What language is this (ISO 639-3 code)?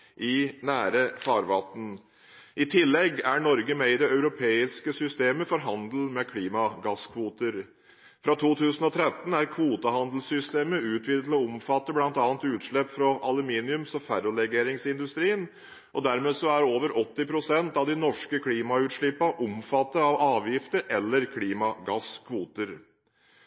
nob